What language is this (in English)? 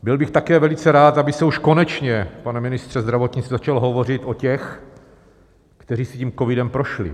Czech